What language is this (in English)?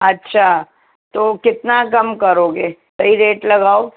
Urdu